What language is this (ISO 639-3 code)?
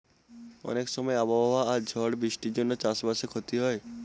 ben